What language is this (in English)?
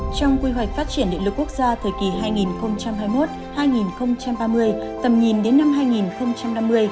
Vietnamese